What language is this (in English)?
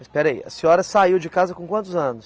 Portuguese